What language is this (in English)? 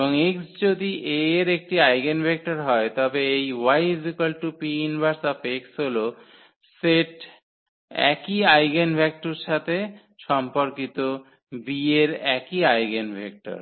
Bangla